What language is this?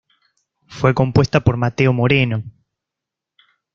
Spanish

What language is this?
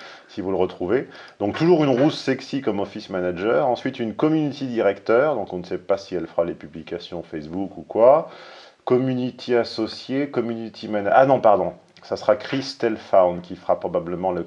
French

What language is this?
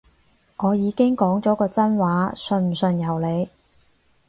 Cantonese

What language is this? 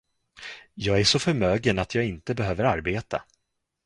Swedish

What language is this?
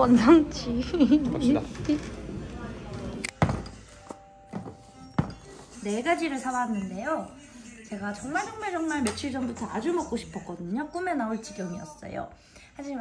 Korean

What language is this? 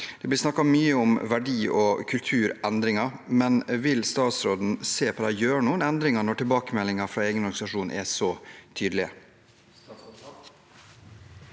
Norwegian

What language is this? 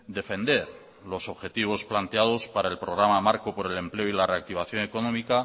Spanish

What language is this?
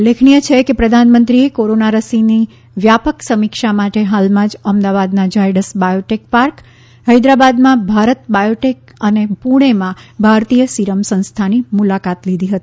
Gujarati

